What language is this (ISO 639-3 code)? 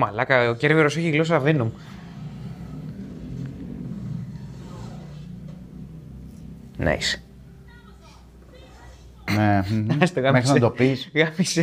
ell